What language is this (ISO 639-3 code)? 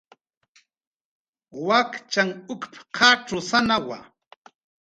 jqr